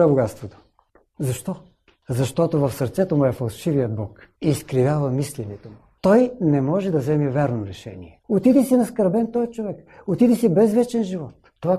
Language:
Bulgarian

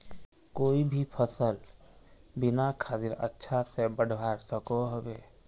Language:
Magahi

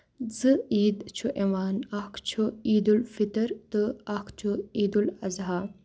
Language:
Kashmiri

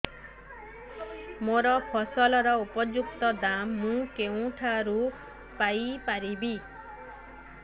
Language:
Odia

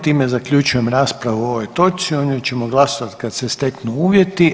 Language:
Croatian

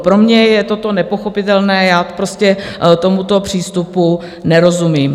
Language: Czech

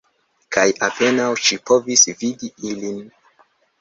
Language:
Esperanto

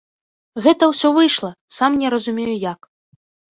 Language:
Belarusian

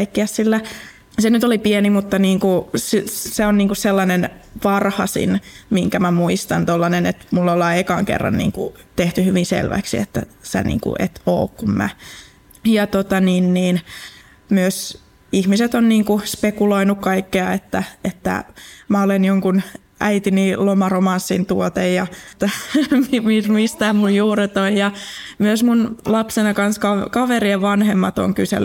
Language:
Finnish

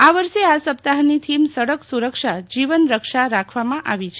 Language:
Gujarati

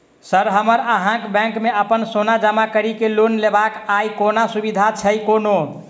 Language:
Maithili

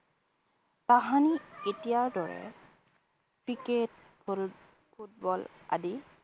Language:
Assamese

